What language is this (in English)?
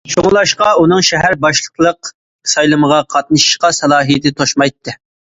Uyghur